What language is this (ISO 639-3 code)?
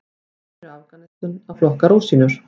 isl